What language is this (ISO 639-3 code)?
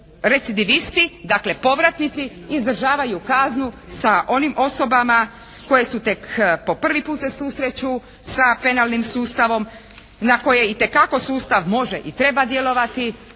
hrv